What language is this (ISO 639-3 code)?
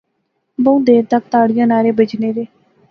phr